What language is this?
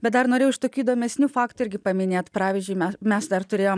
Lithuanian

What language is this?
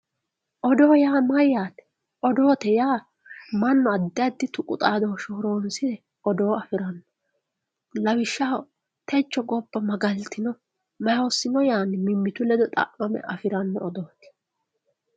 Sidamo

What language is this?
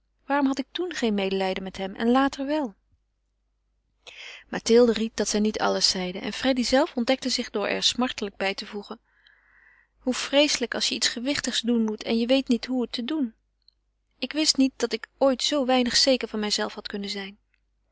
Dutch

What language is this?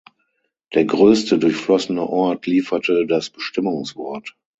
German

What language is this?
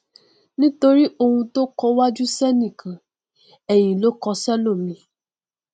Yoruba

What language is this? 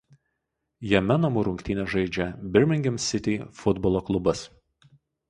Lithuanian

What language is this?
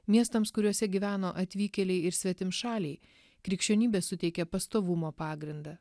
Lithuanian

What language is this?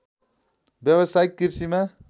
Nepali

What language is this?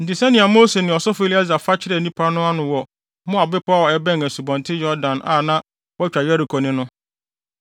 Akan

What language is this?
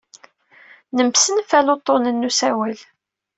Kabyle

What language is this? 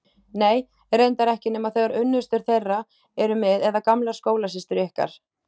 Icelandic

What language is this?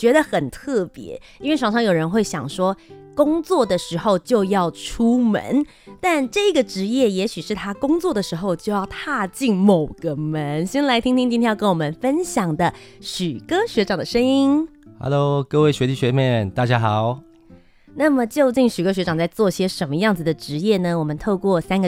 Chinese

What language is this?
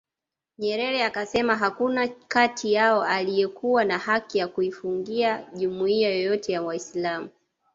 Swahili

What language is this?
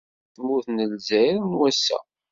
Kabyle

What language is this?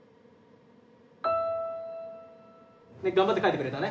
Japanese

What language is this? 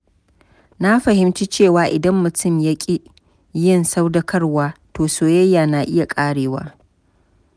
Hausa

